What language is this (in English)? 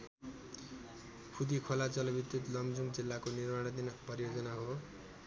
Nepali